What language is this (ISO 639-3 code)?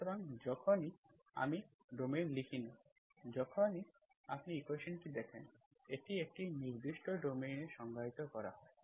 ben